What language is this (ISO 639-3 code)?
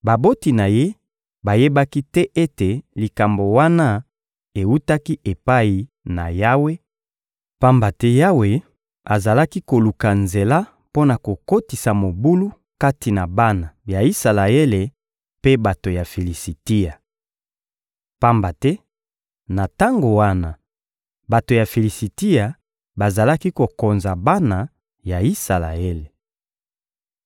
lin